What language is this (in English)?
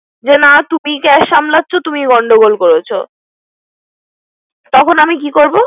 Bangla